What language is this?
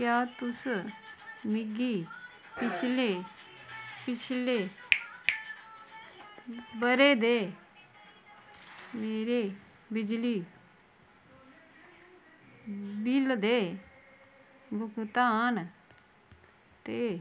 Dogri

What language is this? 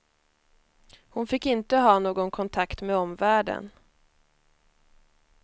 Swedish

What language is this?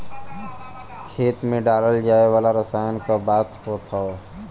Bhojpuri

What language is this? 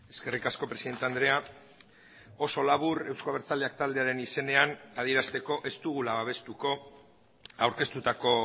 Basque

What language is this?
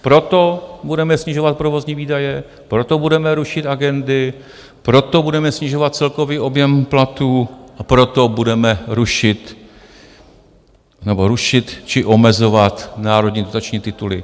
Czech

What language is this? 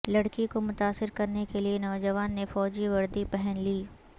Urdu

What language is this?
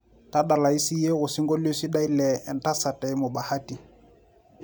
Masai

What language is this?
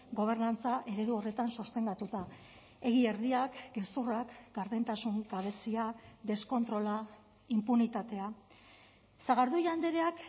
Basque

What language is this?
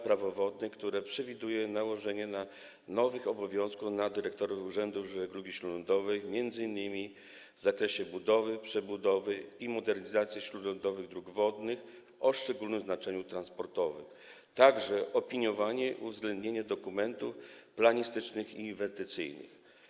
Polish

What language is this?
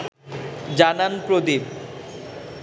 Bangla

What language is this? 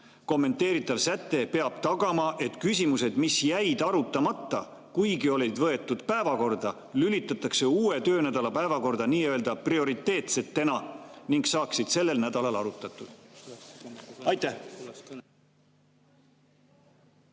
Estonian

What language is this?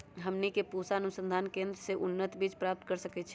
Magahi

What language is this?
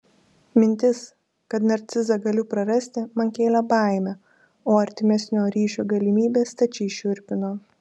Lithuanian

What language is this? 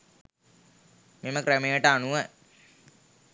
Sinhala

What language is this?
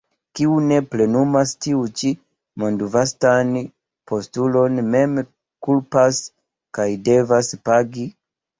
Esperanto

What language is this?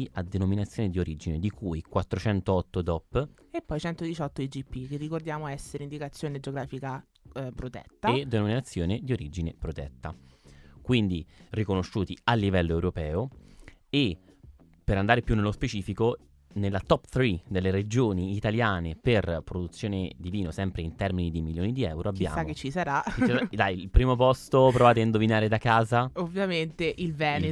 Italian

